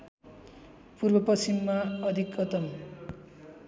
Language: Nepali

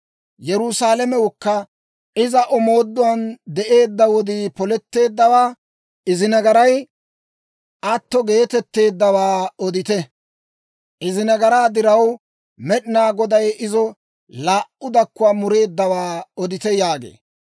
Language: Dawro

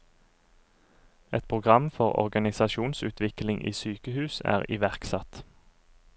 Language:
Norwegian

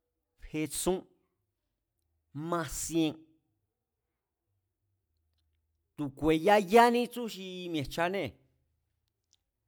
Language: Mazatlán Mazatec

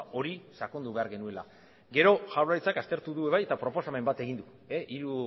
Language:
Basque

